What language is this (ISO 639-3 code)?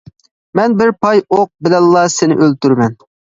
uig